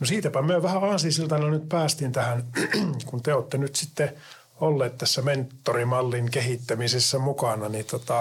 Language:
Finnish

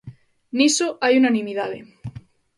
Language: Galician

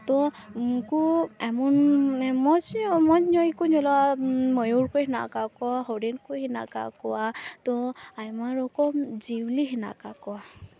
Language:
Santali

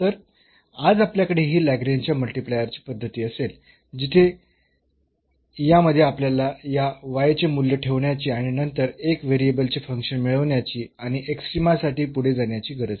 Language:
Marathi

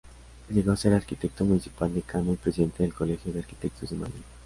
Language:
Spanish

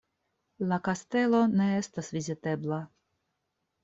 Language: Esperanto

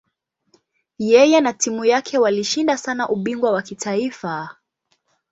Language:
Swahili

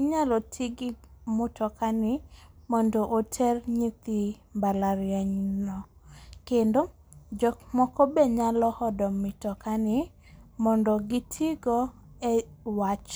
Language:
Luo (Kenya and Tanzania)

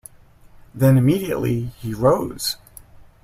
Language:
English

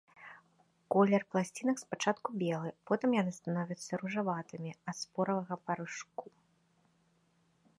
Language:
Belarusian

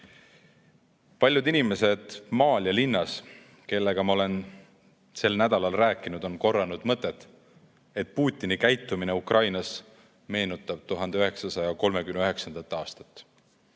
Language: Estonian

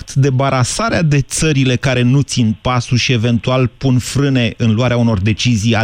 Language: Romanian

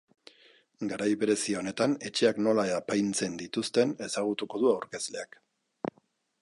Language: Basque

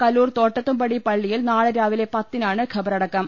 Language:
Malayalam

